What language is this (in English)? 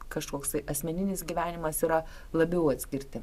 Lithuanian